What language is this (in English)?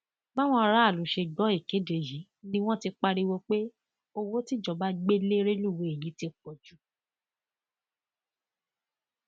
Yoruba